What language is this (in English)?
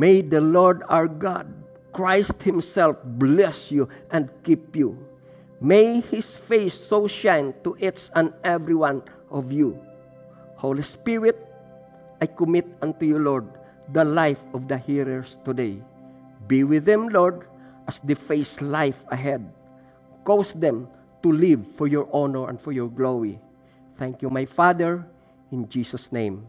Filipino